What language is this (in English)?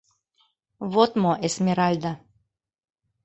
Mari